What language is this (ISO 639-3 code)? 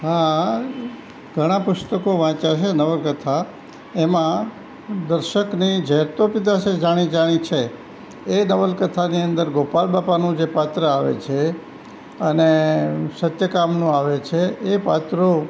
guj